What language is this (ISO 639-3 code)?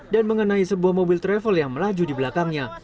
ind